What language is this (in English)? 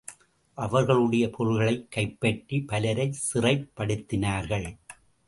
Tamil